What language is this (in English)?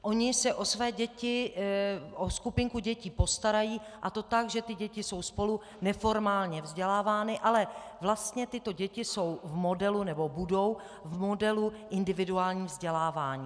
Czech